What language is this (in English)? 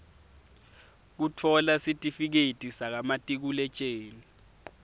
Swati